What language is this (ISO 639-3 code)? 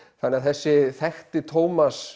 isl